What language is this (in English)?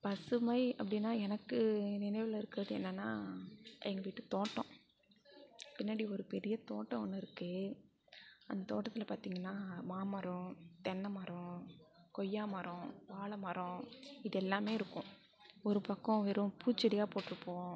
Tamil